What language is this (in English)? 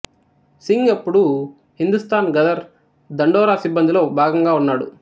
Telugu